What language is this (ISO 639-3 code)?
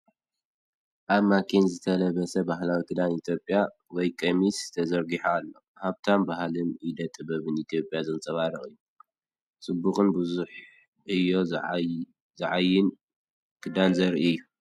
tir